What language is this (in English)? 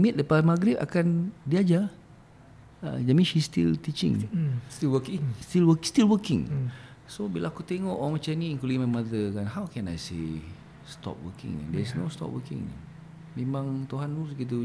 Malay